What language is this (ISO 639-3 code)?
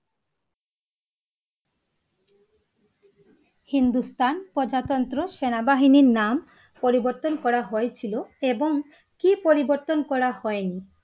ben